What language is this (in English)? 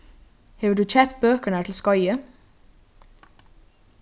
Faroese